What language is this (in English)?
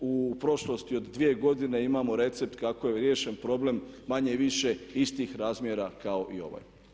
Croatian